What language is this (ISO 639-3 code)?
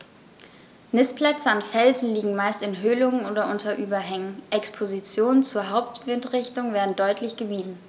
deu